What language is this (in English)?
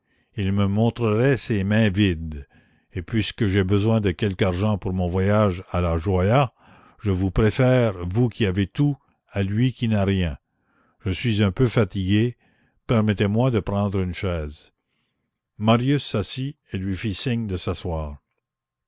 French